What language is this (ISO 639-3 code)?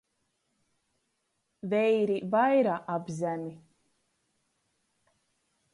ltg